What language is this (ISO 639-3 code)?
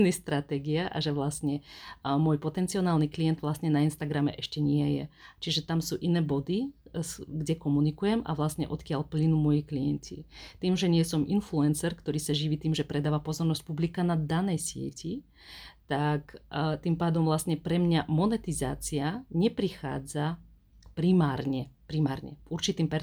slk